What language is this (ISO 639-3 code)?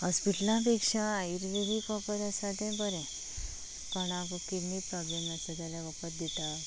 kok